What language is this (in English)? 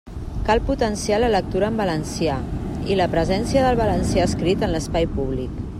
Catalan